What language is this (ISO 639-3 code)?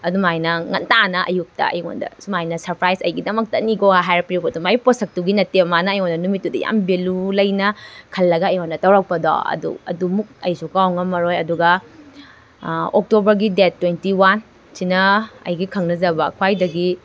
mni